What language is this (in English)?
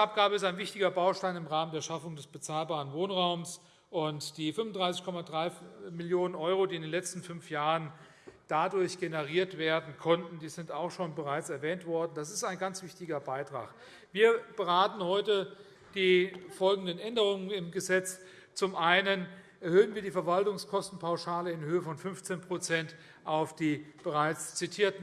German